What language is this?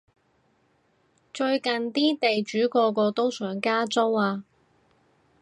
Cantonese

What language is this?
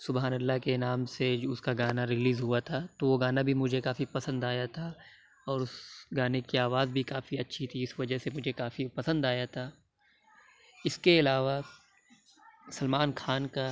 Urdu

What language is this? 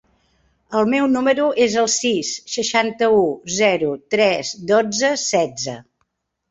Catalan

